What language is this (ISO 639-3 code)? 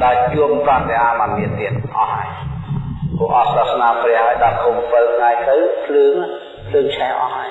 vie